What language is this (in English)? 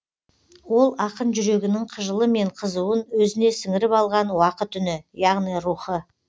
Kazakh